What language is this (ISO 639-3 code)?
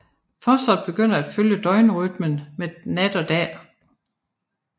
dan